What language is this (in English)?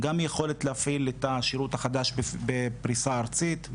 Hebrew